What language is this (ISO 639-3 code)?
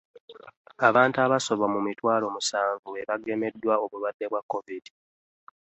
lug